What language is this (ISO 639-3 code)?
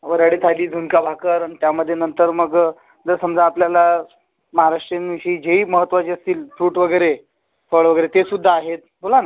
mar